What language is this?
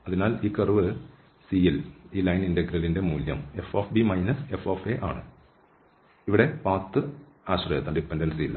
Malayalam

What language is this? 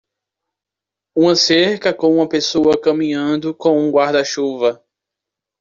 Portuguese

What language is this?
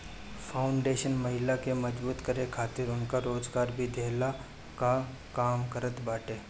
Bhojpuri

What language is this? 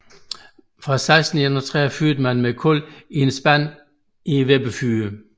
Danish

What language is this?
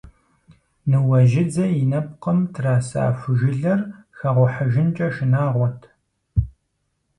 Kabardian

